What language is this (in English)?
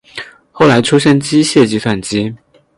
Chinese